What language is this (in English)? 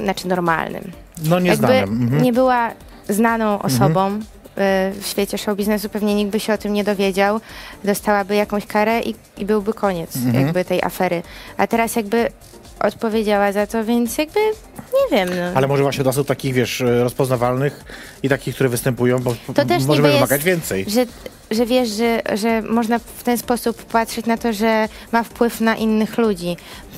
Polish